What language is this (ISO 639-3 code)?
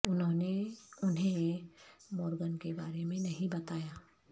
urd